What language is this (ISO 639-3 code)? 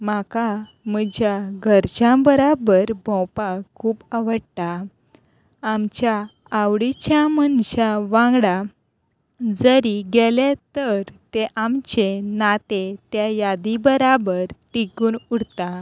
kok